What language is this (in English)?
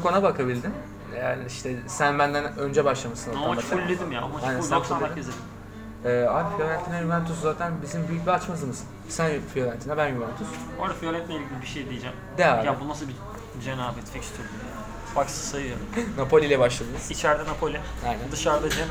Turkish